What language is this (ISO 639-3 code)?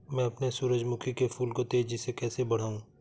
hin